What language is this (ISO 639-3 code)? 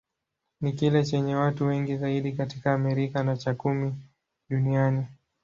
swa